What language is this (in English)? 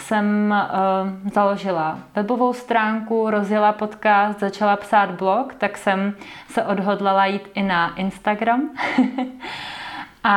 Czech